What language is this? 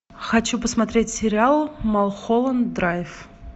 Russian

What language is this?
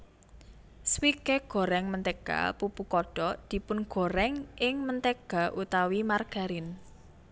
Javanese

